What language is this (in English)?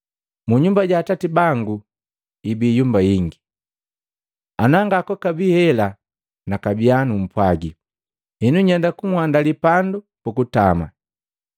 Matengo